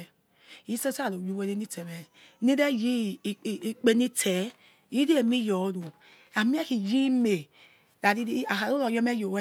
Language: Yekhee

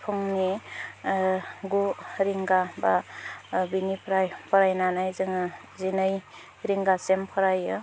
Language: Bodo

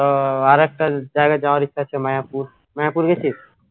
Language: Bangla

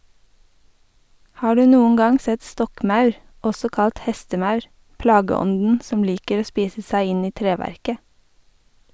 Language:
Norwegian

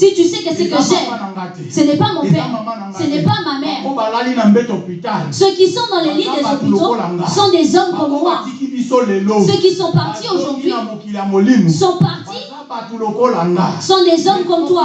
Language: French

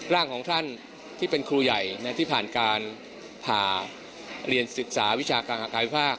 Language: Thai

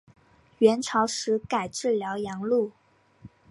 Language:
Chinese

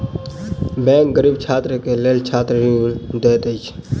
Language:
Maithili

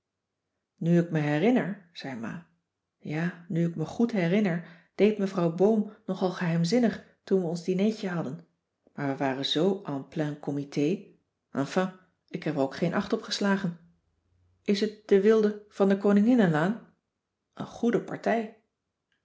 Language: Dutch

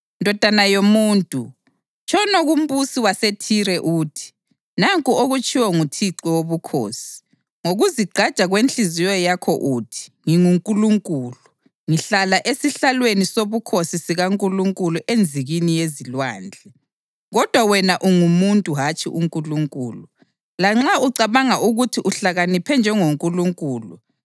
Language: North Ndebele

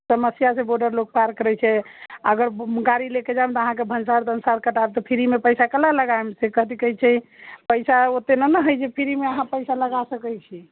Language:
Maithili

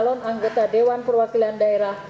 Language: Indonesian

